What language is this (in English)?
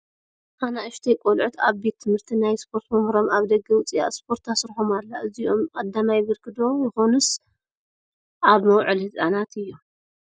Tigrinya